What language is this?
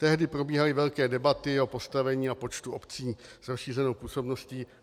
Czech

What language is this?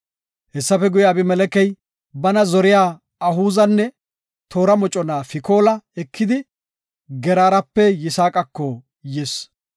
Gofa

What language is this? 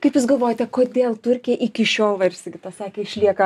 Lithuanian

